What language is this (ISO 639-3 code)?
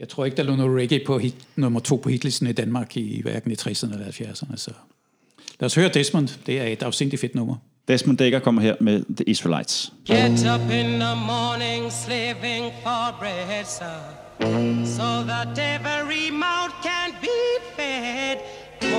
dan